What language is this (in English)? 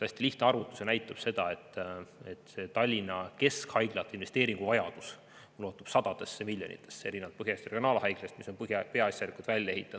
Estonian